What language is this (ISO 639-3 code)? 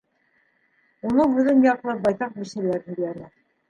bak